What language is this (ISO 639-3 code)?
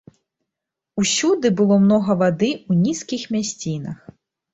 bel